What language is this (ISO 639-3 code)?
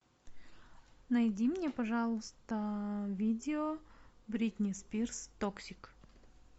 rus